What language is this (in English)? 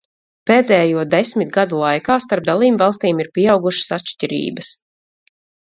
Latvian